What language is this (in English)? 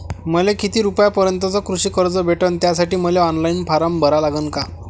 Marathi